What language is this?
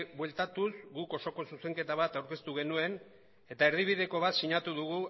Basque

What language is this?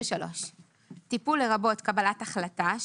Hebrew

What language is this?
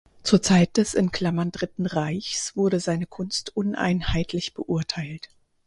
German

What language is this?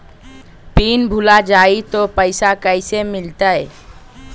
Magahi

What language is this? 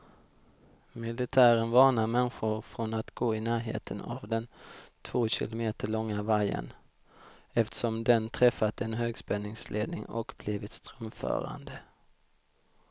Swedish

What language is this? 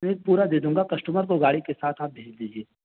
Urdu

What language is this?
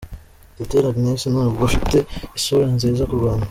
Kinyarwanda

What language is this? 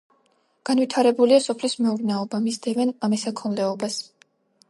Georgian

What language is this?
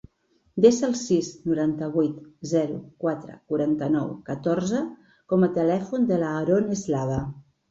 Catalan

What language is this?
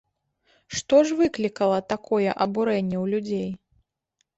Belarusian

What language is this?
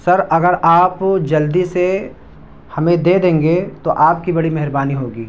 Urdu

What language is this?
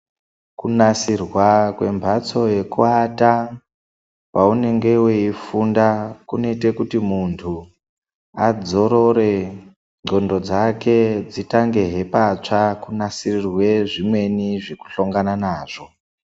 Ndau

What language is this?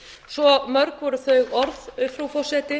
Icelandic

